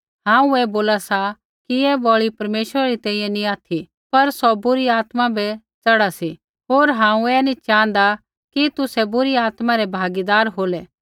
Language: Kullu Pahari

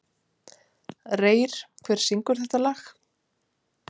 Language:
Icelandic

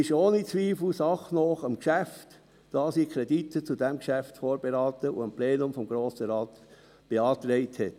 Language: Swiss German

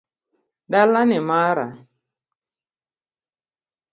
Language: Luo (Kenya and Tanzania)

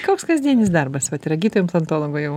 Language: Lithuanian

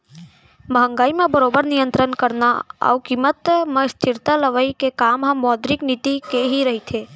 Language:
Chhattisgarhi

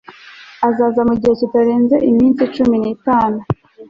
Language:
Kinyarwanda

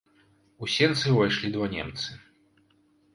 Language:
Belarusian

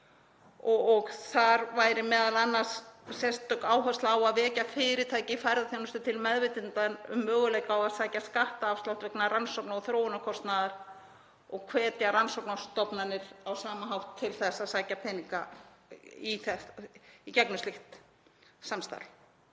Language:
Icelandic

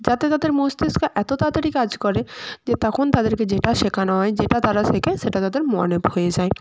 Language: Bangla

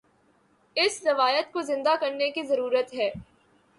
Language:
Urdu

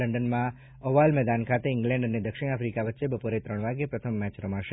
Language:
Gujarati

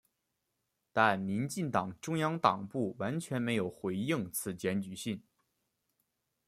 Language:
Chinese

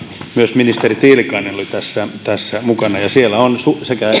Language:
Finnish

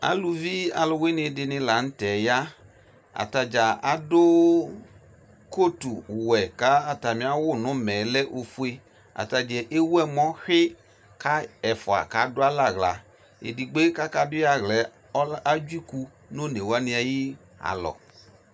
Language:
Ikposo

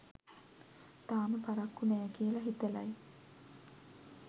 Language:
Sinhala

